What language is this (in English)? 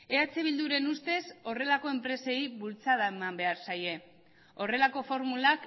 Basque